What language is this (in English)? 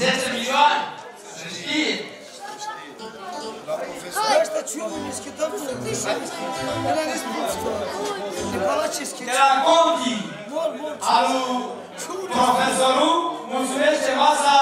Romanian